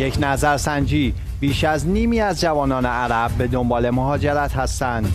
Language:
Persian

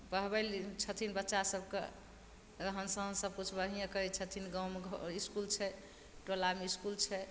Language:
Maithili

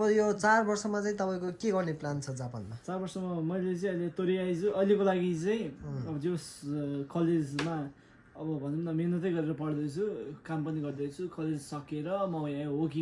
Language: Korean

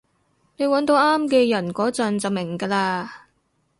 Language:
Cantonese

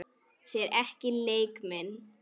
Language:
Icelandic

